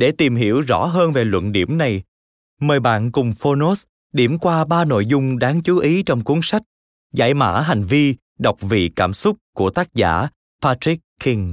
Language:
Vietnamese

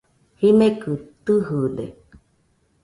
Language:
Nüpode Huitoto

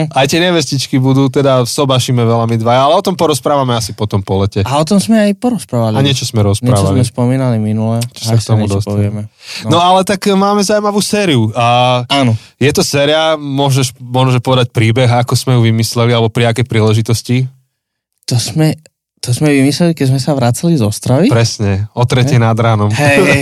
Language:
Slovak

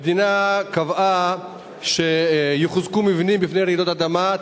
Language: Hebrew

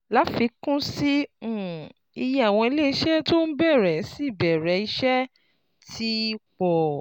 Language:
Yoruba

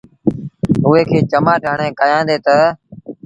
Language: Sindhi Bhil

